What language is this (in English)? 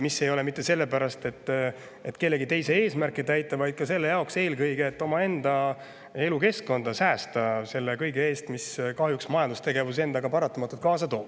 Estonian